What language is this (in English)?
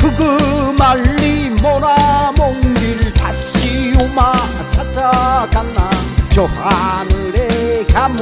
Thai